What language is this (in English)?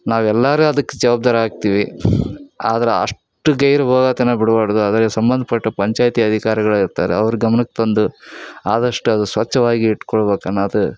Kannada